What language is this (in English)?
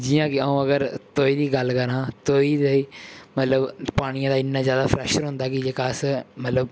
Dogri